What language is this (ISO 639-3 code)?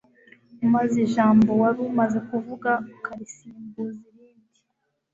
kin